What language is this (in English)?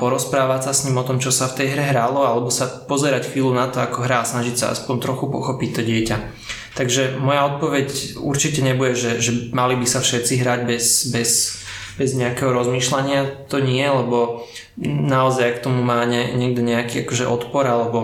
Slovak